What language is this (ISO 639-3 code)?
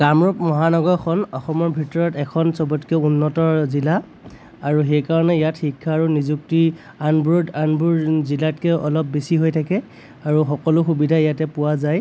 asm